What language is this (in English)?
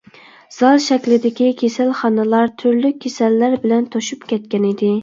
Uyghur